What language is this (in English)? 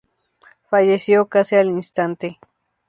Spanish